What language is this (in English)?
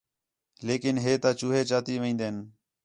Khetrani